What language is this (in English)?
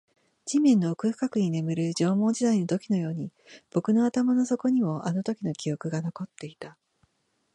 Japanese